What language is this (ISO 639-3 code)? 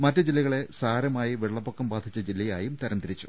mal